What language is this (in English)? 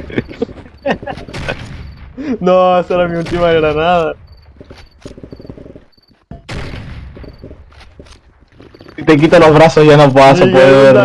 Spanish